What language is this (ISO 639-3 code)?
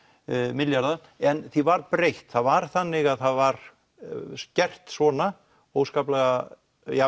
isl